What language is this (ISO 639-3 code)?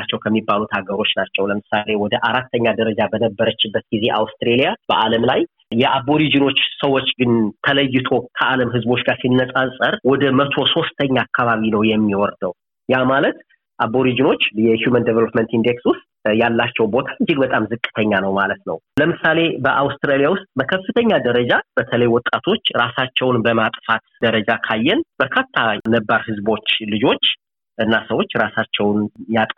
amh